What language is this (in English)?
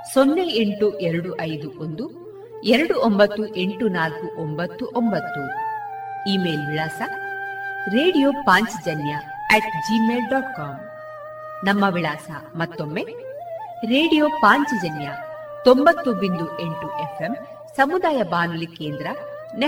Kannada